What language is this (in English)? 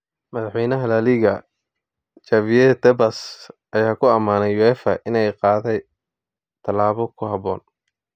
Somali